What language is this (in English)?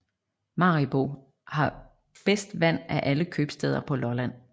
Danish